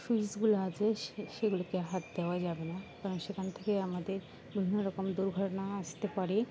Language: Bangla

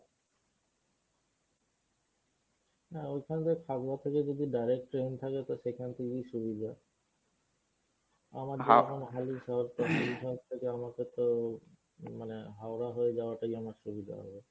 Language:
Bangla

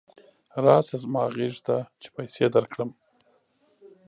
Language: Pashto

